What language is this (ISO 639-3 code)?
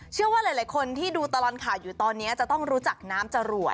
tha